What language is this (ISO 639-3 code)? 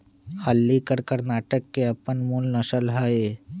mag